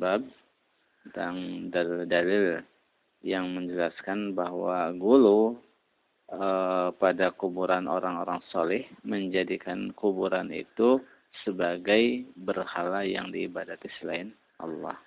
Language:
Indonesian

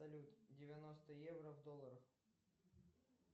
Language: Russian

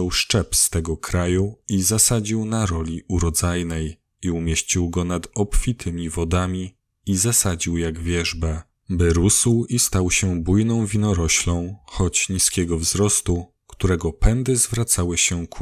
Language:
Polish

